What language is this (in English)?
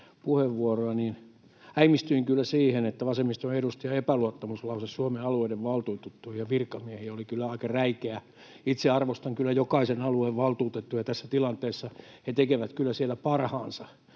Finnish